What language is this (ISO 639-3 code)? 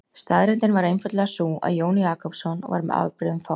isl